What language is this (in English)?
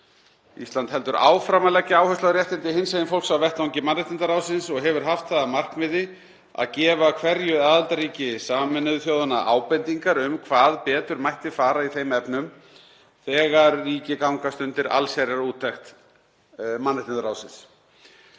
Icelandic